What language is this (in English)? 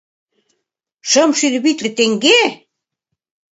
Mari